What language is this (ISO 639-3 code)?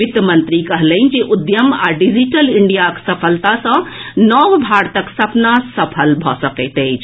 mai